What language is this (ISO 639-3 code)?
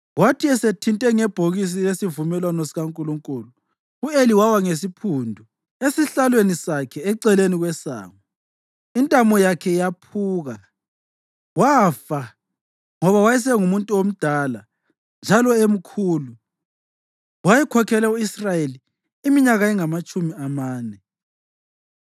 nde